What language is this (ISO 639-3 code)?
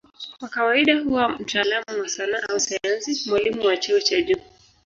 swa